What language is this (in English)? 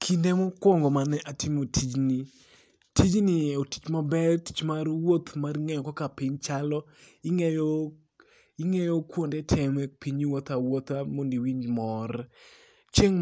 Luo (Kenya and Tanzania)